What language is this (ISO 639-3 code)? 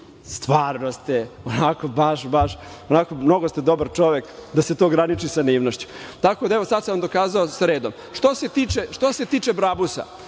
srp